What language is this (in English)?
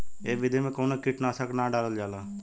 Bhojpuri